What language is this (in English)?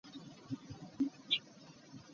Ganda